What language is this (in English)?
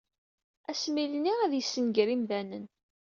Kabyle